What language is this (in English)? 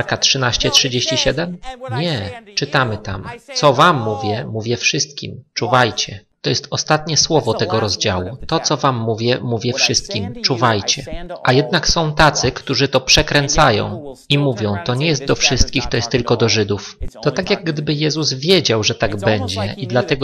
Polish